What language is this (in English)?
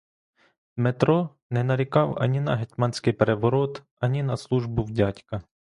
Ukrainian